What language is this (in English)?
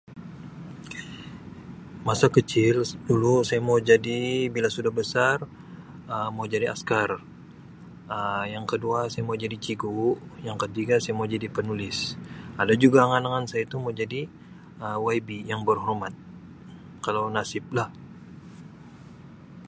Sabah Malay